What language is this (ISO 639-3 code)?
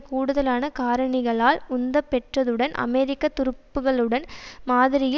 tam